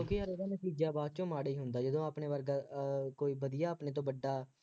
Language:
Punjabi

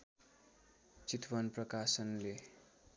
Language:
Nepali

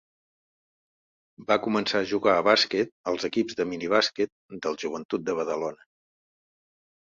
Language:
Catalan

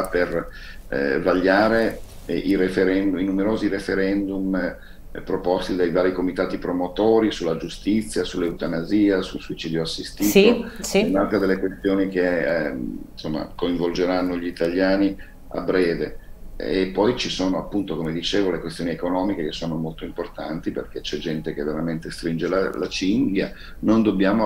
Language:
Italian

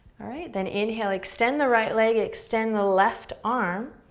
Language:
English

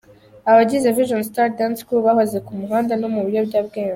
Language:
Kinyarwanda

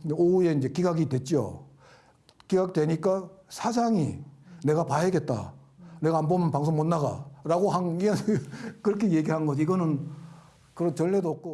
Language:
Korean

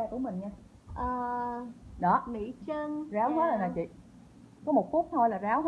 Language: Vietnamese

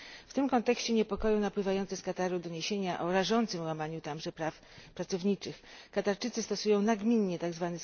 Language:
Polish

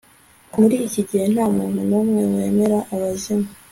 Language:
Kinyarwanda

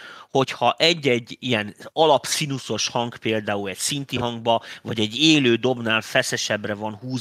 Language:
Hungarian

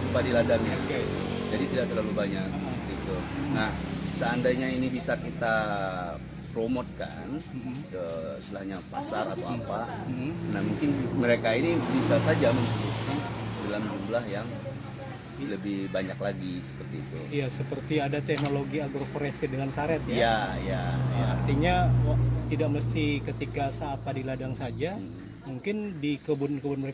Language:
Indonesian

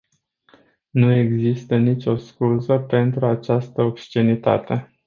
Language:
Romanian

